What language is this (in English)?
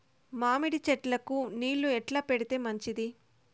Telugu